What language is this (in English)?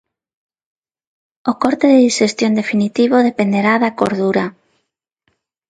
Galician